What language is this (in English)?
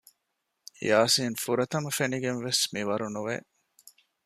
Divehi